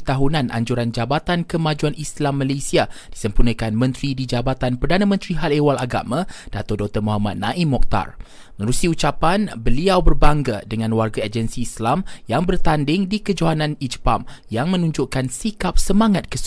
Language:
Malay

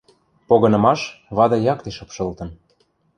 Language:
Western Mari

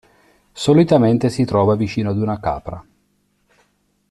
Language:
Italian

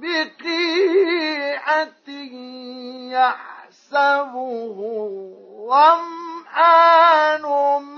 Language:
Arabic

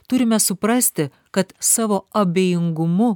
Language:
Lithuanian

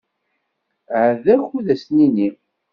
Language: Kabyle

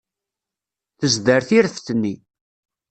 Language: Kabyle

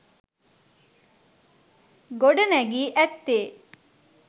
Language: Sinhala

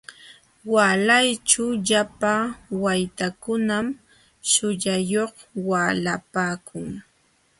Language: Jauja Wanca Quechua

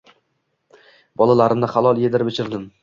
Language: Uzbek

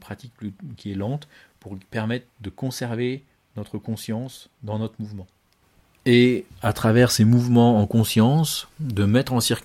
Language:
French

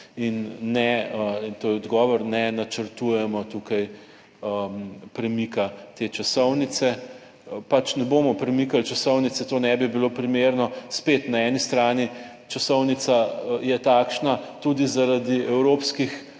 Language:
Slovenian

